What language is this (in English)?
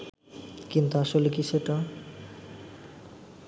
Bangla